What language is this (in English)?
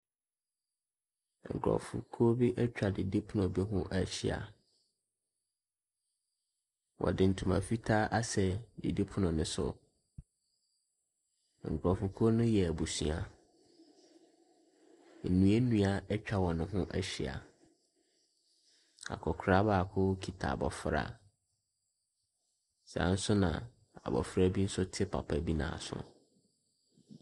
Akan